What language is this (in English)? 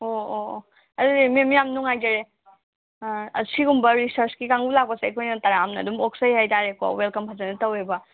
Manipuri